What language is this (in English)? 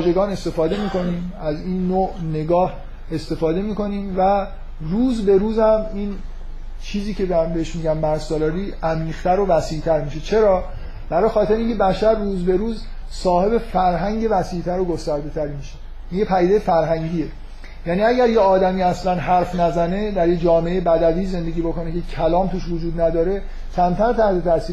Persian